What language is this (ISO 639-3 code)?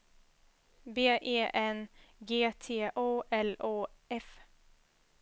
swe